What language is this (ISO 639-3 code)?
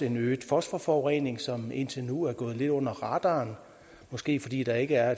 dan